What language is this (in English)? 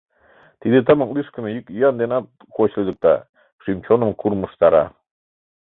Mari